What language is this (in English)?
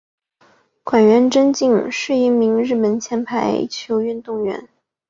Chinese